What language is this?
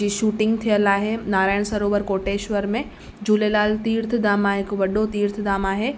Sindhi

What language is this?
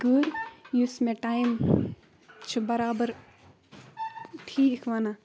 Kashmiri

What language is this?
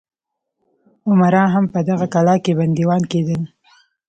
Pashto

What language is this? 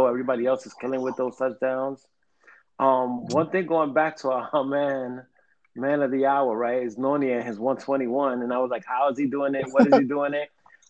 English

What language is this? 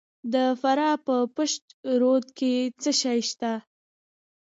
Pashto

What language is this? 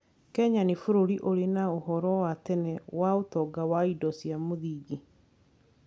Kikuyu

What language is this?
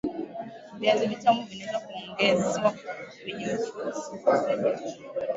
Swahili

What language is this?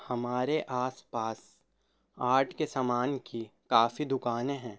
Urdu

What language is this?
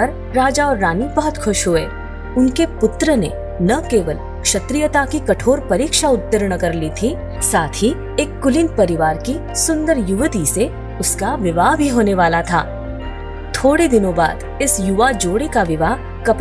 Hindi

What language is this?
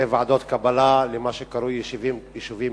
Hebrew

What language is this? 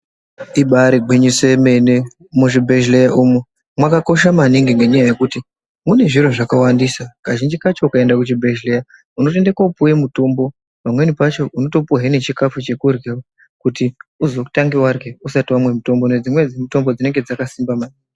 Ndau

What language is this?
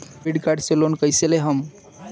Bhojpuri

